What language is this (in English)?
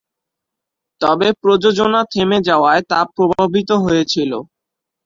Bangla